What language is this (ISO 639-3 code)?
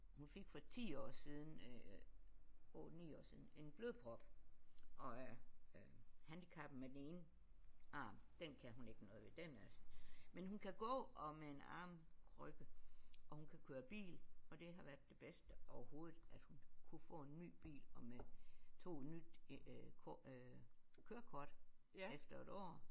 dan